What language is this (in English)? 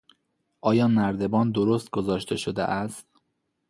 Persian